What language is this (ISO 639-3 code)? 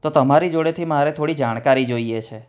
guj